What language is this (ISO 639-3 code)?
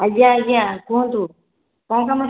ori